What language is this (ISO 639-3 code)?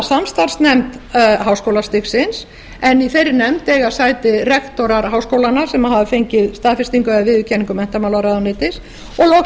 isl